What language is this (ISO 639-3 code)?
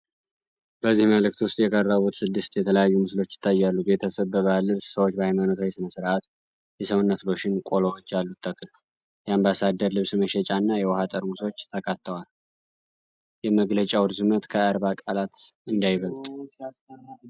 amh